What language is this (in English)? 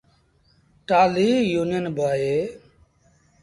Sindhi Bhil